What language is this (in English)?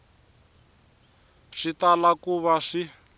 Tsonga